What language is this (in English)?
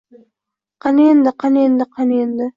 Uzbek